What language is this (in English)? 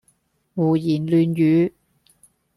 Cantonese